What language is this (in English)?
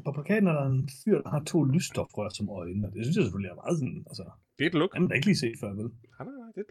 Danish